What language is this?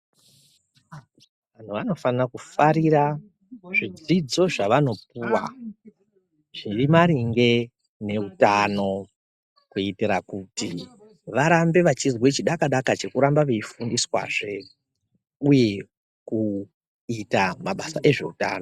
Ndau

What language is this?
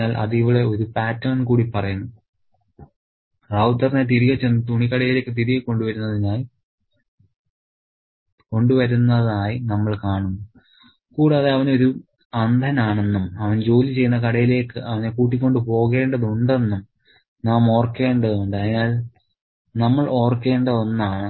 Malayalam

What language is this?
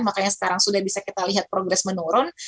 Indonesian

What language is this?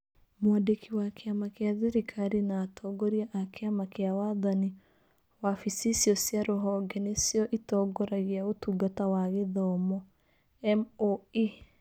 Kikuyu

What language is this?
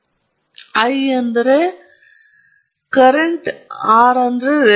Kannada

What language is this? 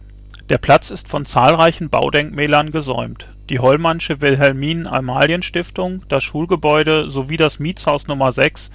German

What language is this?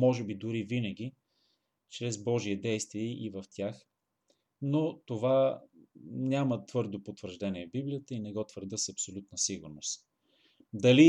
Bulgarian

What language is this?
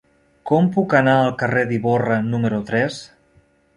Catalan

